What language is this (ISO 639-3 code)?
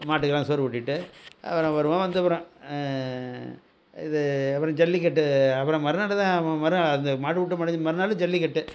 tam